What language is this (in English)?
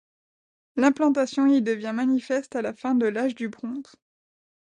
French